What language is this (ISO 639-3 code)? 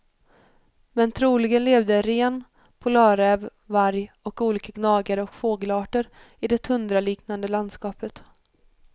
swe